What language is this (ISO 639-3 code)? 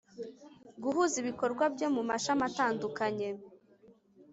kin